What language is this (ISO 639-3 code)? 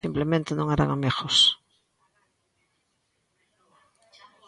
glg